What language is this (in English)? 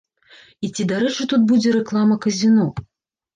Belarusian